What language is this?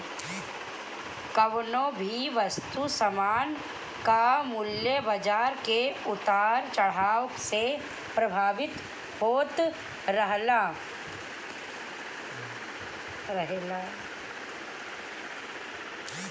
Bhojpuri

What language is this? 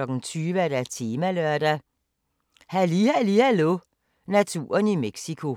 Danish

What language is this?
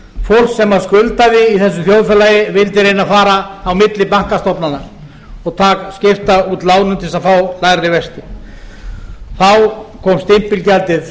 Icelandic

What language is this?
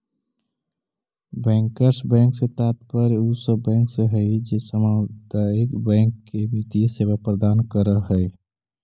Magahi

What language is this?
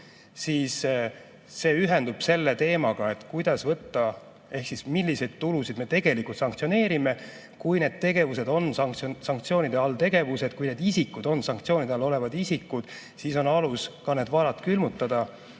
Estonian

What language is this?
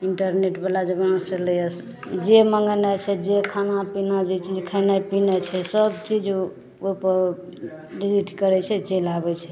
Maithili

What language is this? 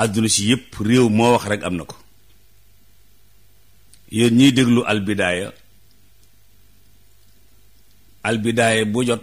Indonesian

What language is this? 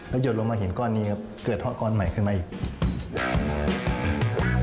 Thai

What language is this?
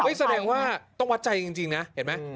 Thai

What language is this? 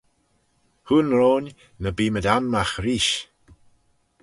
Manx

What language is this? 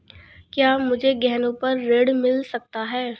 Hindi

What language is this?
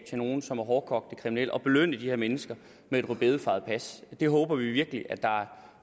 Danish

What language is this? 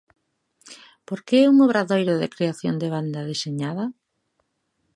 Galician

